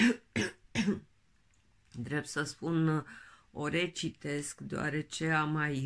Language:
Romanian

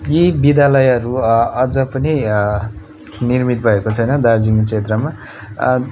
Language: Nepali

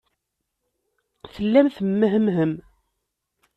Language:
Kabyle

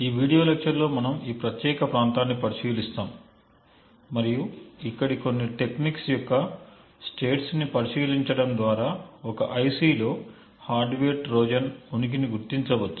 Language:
Telugu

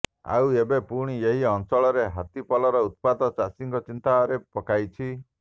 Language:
Odia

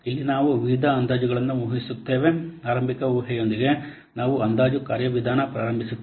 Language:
Kannada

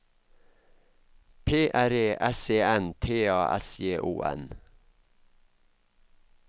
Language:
Norwegian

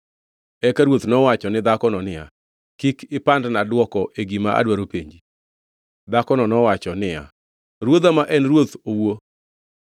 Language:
Luo (Kenya and Tanzania)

